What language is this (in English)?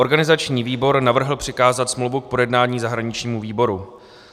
Czech